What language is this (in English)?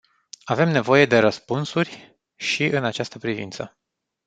Romanian